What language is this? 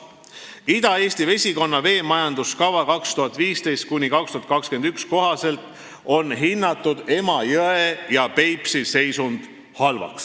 Estonian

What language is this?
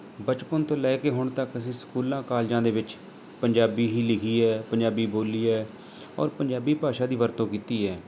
Punjabi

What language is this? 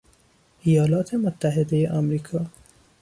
Persian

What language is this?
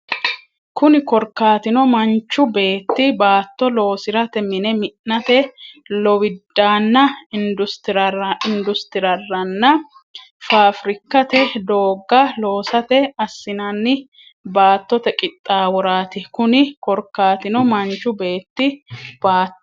Sidamo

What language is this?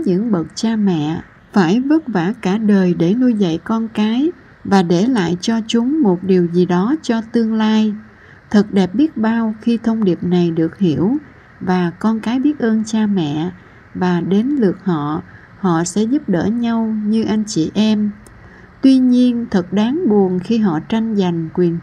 Vietnamese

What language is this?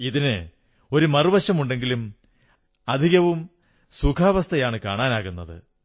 Malayalam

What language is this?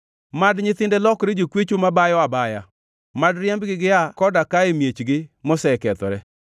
Luo (Kenya and Tanzania)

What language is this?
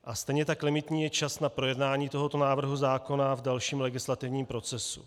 Czech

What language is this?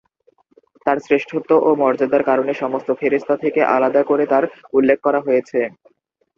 Bangla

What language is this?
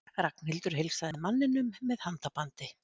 Icelandic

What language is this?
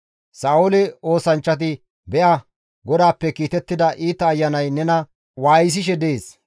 Gamo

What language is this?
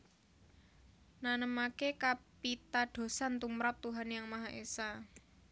Javanese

